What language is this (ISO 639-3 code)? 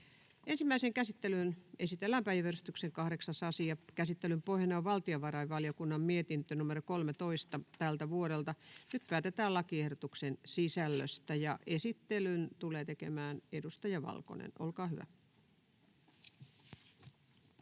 fin